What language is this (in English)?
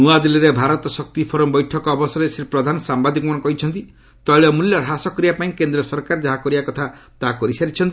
Odia